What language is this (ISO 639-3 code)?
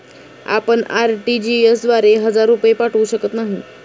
mar